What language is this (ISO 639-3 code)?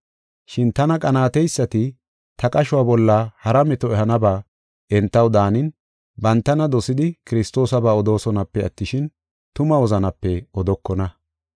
gof